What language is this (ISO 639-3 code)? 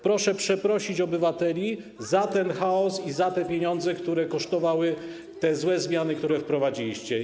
pol